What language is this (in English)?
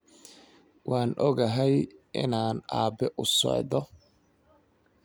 Somali